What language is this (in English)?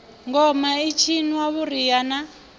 Venda